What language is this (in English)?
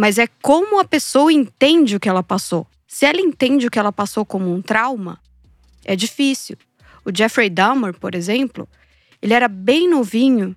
Portuguese